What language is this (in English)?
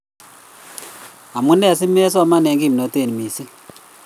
Kalenjin